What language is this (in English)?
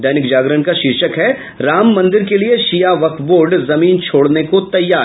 Hindi